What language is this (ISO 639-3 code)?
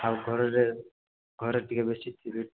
ori